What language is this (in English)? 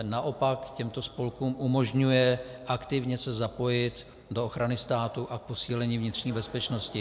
Czech